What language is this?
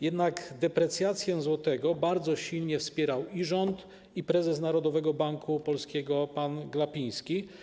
Polish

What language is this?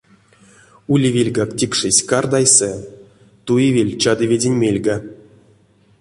Erzya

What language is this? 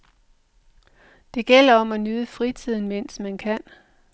Danish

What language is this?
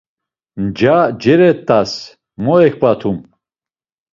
Laz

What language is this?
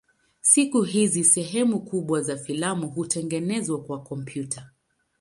Swahili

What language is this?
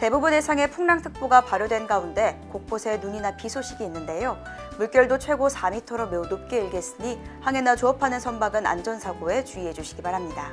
Korean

